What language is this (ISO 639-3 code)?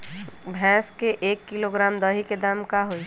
mag